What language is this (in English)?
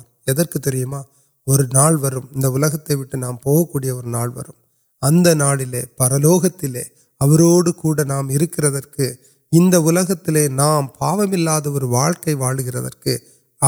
Urdu